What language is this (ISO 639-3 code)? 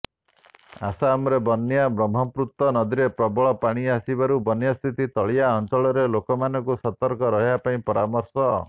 ori